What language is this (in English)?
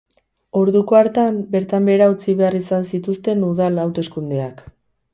Basque